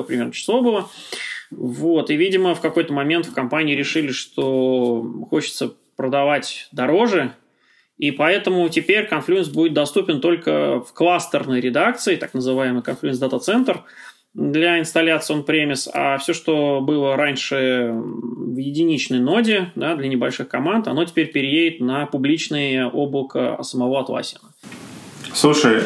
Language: Russian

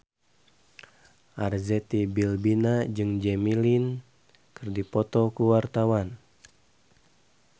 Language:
Sundanese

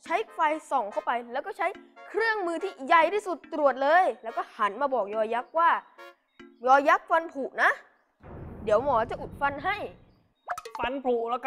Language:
Thai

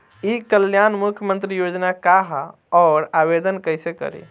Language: Bhojpuri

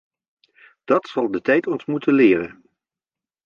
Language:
Dutch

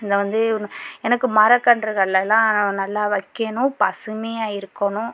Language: Tamil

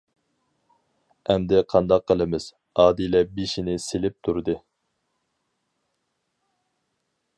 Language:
Uyghur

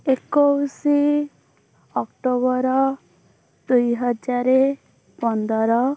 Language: Odia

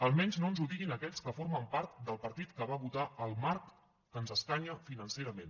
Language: Catalan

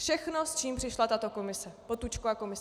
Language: Czech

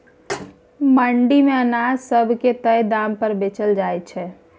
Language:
Maithili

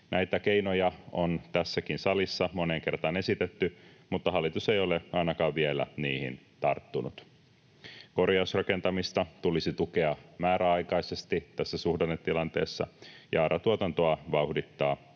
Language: Finnish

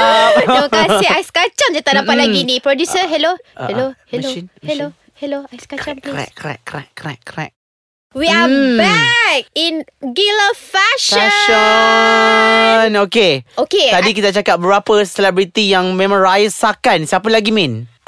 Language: Malay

